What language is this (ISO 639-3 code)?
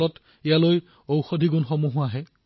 asm